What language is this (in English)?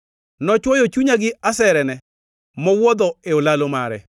Luo (Kenya and Tanzania)